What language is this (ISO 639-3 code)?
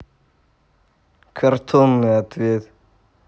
rus